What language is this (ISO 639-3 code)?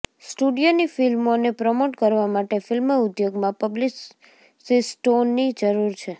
guj